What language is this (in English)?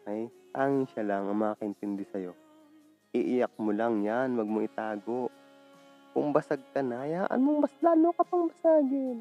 Filipino